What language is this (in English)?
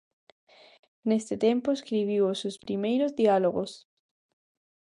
Galician